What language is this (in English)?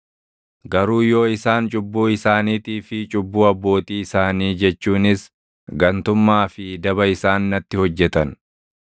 Oromo